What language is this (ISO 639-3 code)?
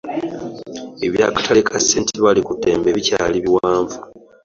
lug